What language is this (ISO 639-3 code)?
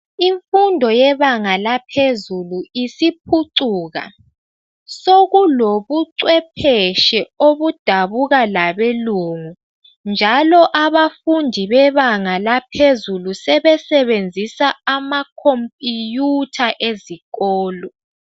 nde